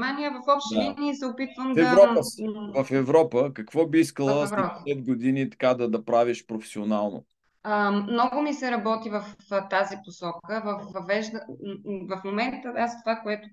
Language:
Bulgarian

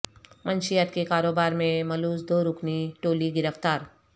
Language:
Urdu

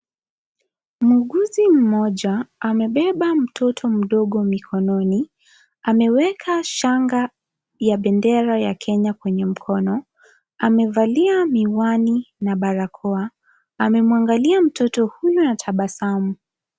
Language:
Swahili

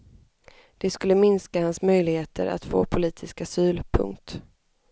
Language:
Swedish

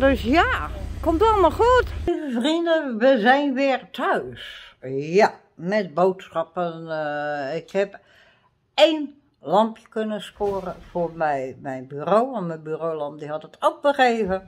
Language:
Dutch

